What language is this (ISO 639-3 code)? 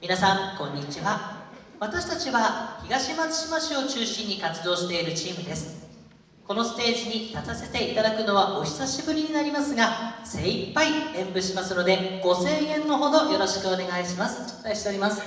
jpn